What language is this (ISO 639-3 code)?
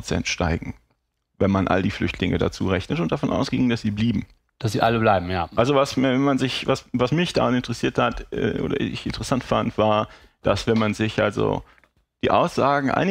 deu